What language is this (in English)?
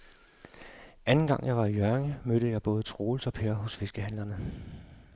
Danish